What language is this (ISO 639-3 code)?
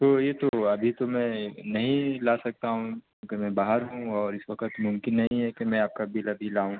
urd